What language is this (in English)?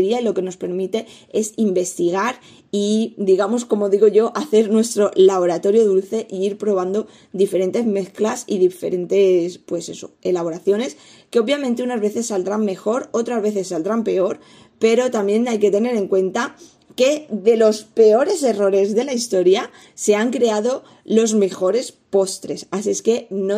Spanish